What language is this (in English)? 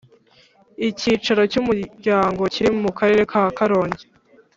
Kinyarwanda